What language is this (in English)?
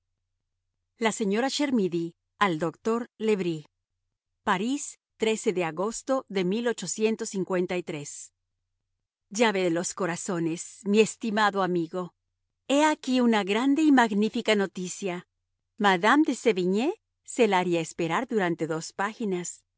Spanish